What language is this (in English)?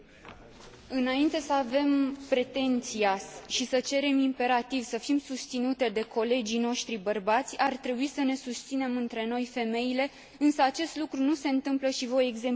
Romanian